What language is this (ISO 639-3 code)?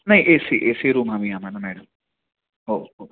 mar